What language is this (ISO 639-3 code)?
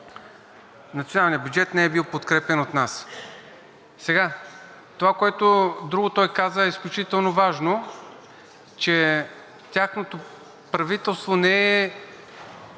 bul